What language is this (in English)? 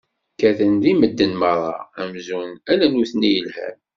Kabyle